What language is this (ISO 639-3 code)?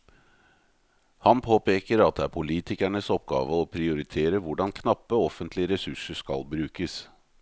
nor